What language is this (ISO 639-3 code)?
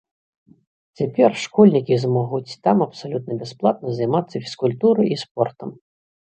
bel